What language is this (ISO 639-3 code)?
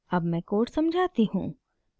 hin